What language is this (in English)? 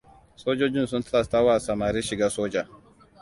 Hausa